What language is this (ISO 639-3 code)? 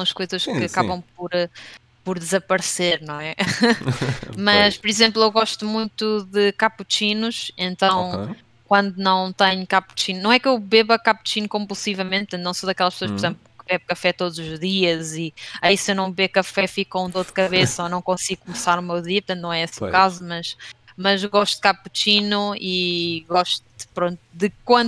por